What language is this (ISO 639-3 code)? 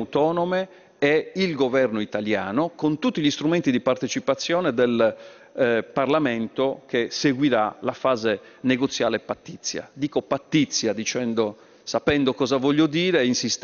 ita